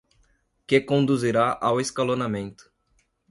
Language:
Portuguese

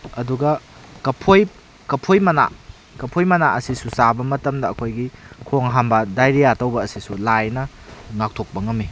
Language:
Manipuri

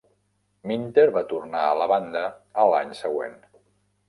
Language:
Catalan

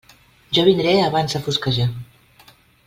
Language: Catalan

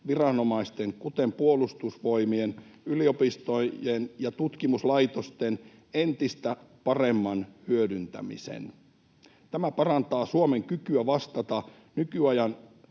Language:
Finnish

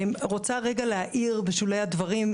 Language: Hebrew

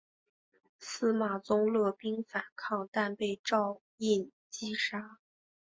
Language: Chinese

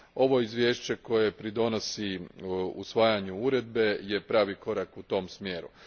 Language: Croatian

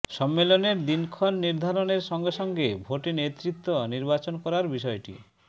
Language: Bangla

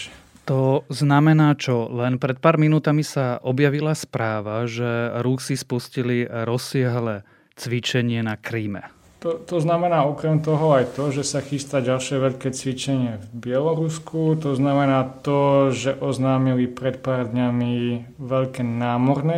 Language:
Slovak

